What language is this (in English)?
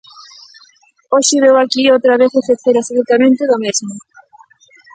Galician